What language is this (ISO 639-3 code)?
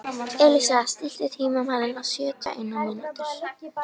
isl